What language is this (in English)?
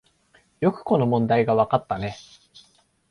Japanese